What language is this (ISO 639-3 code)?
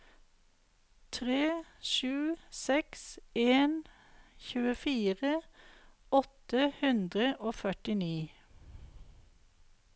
nor